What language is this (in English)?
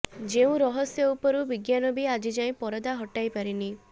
Odia